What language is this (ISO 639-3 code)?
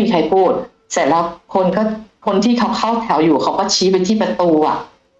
tha